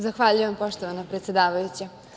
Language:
Serbian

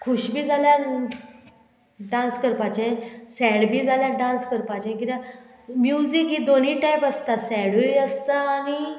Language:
Konkani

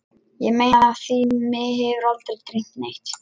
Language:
Icelandic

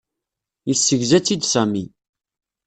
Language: Kabyle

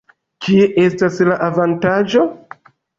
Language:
Esperanto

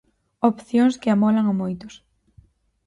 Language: Galician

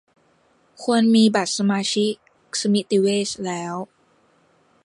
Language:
Thai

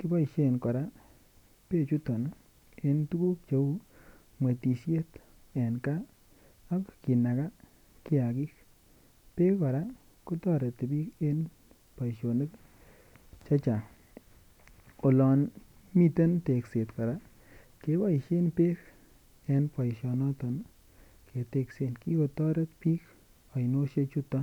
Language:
Kalenjin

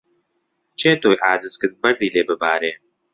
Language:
Central Kurdish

